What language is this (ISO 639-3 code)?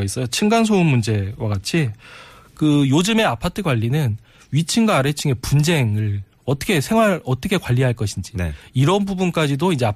kor